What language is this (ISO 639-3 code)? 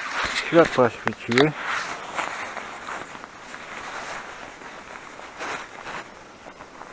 pol